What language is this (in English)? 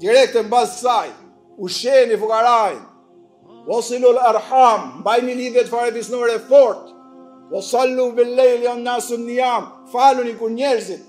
Romanian